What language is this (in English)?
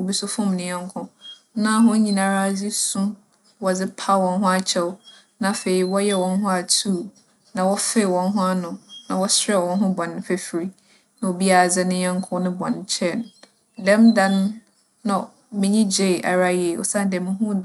Akan